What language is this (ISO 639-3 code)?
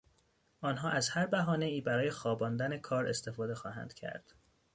fas